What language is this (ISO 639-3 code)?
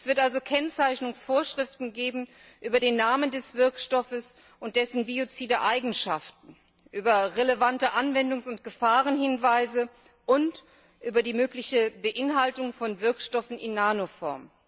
deu